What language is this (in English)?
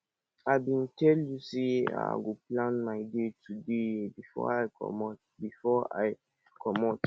Nigerian Pidgin